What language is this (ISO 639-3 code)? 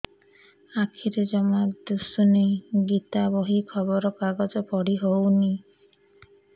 ori